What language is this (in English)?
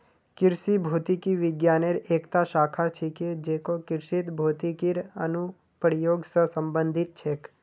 Magahi